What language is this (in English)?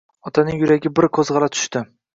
Uzbek